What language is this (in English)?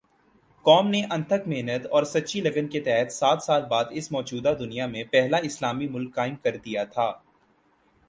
Urdu